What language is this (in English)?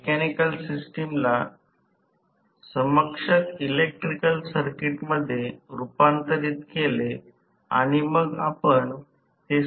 Marathi